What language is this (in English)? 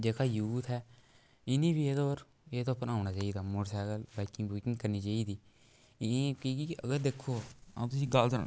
Dogri